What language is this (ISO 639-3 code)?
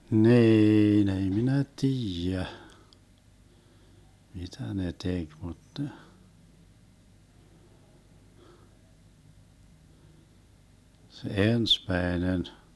fin